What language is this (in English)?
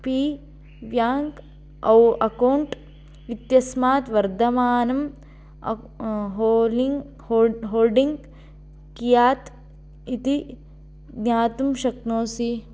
Sanskrit